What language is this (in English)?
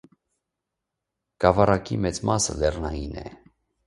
Armenian